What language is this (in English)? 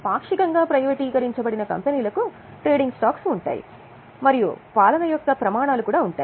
Telugu